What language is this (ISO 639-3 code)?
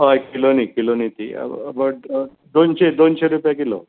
kok